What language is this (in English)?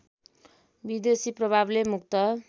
Nepali